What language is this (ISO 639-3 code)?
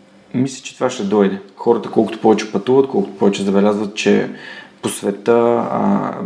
bul